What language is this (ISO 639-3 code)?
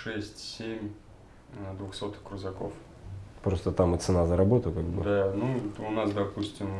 rus